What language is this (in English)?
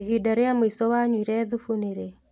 Kikuyu